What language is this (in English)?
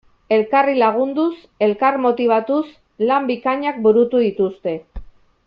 Basque